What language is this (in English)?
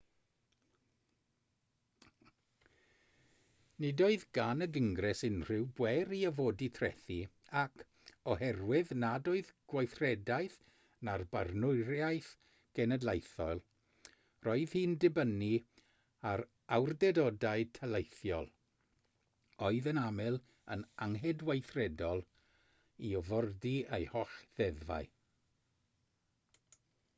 Welsh